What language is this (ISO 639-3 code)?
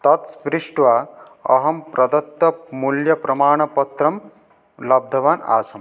san